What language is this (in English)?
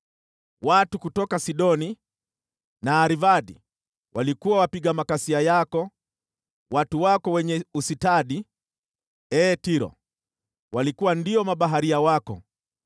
Swahili